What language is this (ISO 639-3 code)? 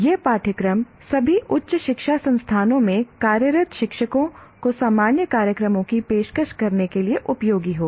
hin